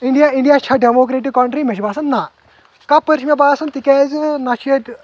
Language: Kashmiri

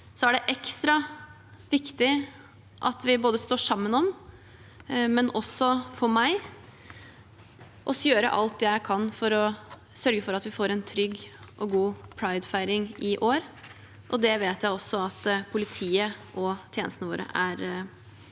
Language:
Norwegian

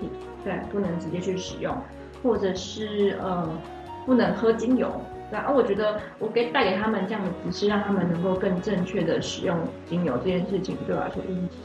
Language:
Chinese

